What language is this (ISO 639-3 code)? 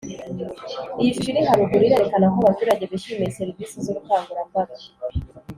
kin